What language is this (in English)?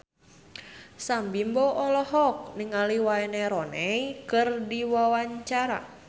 Sundanese